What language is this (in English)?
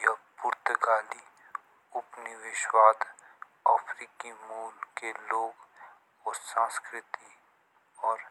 Jaunsari